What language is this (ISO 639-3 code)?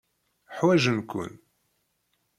kab